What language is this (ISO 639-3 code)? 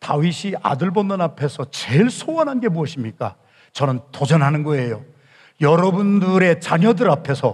kor